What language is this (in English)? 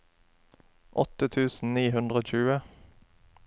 Norwegian